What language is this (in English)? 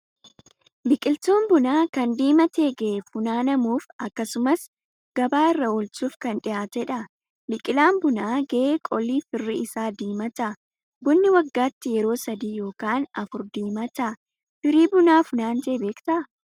Oromo